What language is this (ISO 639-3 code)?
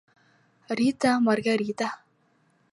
bak